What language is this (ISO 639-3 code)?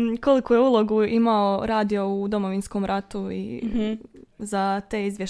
hrv